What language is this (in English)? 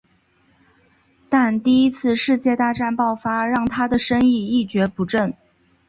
Chinese